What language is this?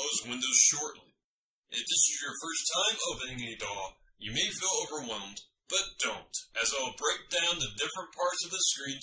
English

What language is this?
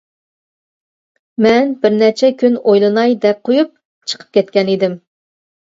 Uyghur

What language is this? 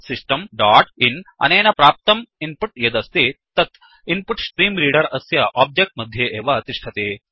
Sanskrit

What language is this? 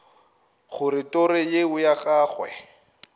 Northern Sotho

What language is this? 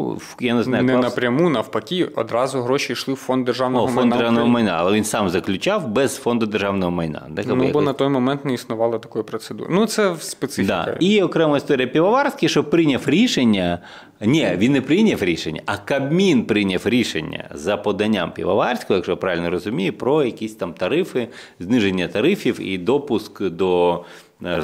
Ukrainian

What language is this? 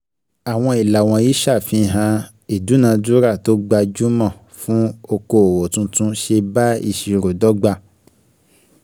Yoruba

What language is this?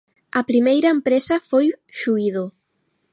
Galician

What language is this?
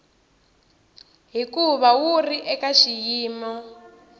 Tsonga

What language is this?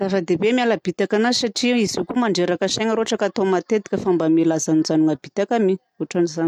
Southern Betsimisaraka Malagasy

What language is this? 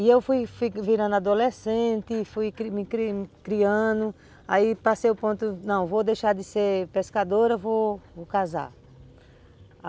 Portuguese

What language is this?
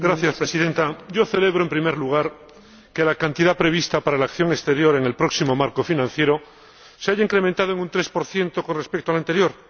Spanish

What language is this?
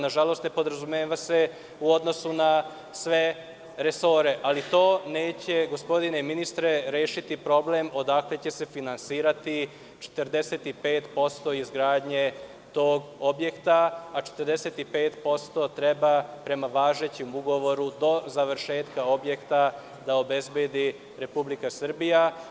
Serbian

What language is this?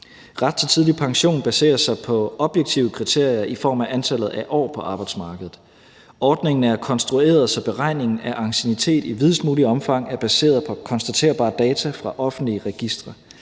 Danish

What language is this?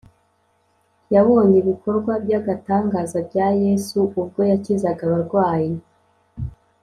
Kinyarwanda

